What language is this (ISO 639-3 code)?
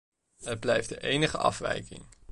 nld